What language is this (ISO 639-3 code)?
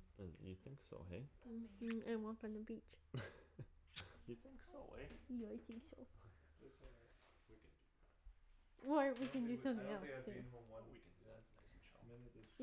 eng